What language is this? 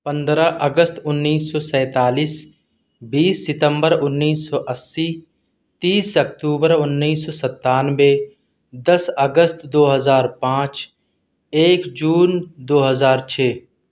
Urdu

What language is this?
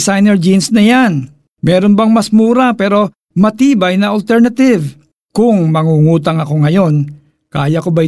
Filipino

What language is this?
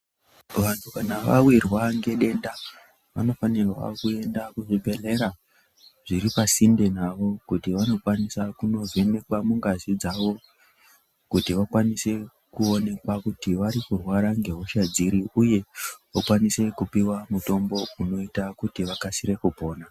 Ndau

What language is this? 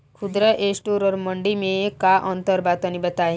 Bhojpuri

